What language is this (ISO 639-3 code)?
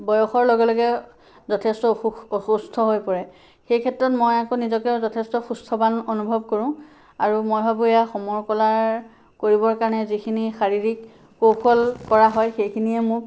asm